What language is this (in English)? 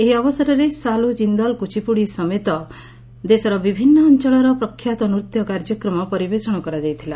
Odia